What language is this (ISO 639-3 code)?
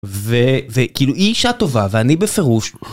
heb